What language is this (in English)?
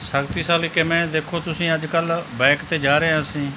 Punjabi